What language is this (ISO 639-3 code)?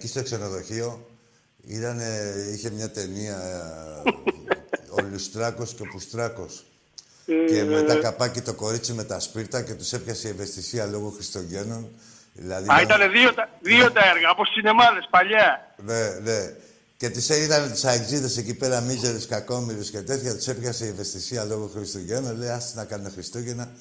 ell